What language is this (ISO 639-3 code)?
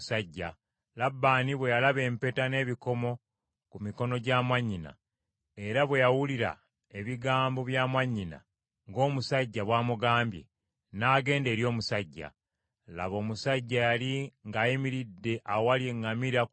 lug